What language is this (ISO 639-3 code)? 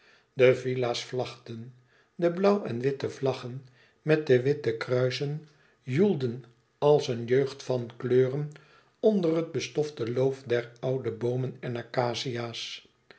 nld